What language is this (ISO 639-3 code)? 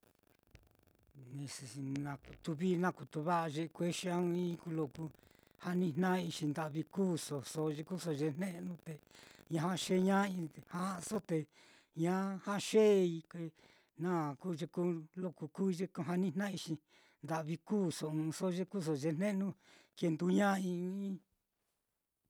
vmm